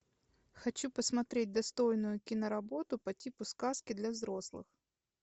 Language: Russian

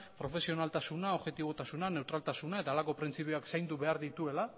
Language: Basque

